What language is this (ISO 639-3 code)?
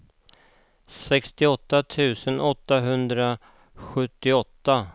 swe